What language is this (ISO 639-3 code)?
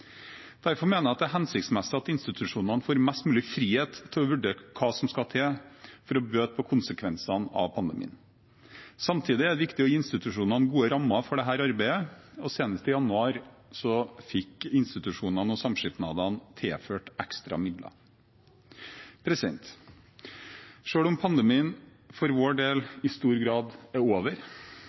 nob